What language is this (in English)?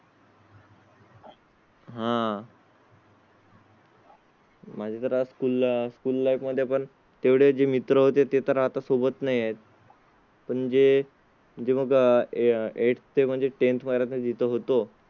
Marathi